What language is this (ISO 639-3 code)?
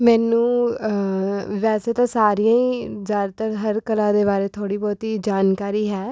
pan